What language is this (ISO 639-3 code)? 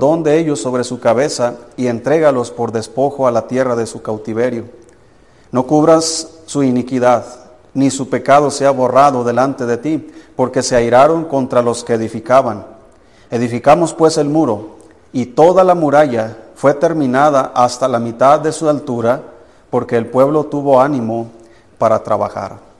spa